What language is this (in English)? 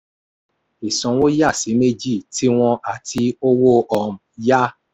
Yoruba